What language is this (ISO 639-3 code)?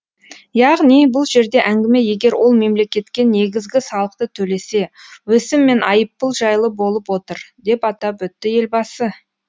kaz